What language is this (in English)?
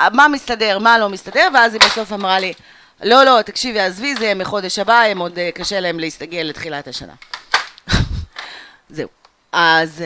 Hebrew